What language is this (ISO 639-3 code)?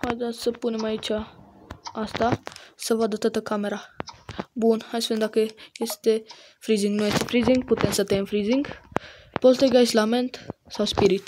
ron